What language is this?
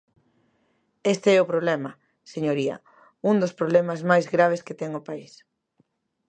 Galician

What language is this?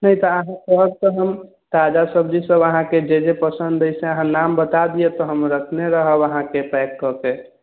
Maithili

